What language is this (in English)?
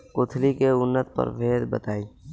Bhojpuri